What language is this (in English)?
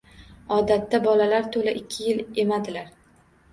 Uzbek